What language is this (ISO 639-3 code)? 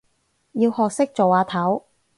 yue